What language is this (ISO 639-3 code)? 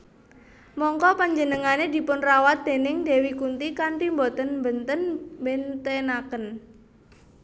jav